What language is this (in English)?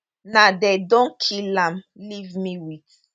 Nigerian Pidgin